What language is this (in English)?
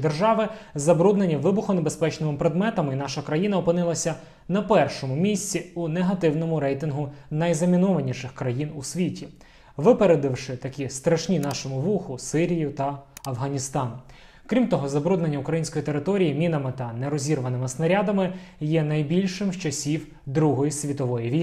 Ukrainian